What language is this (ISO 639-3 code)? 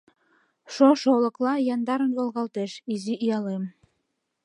chm